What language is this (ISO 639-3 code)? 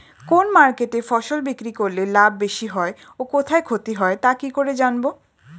ben